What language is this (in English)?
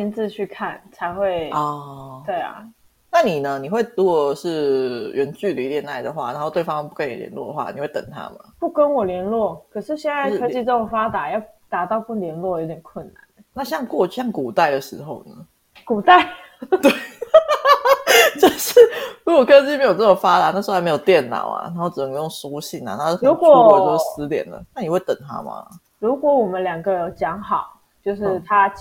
Chinese